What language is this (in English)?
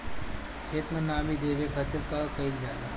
Bhojpuri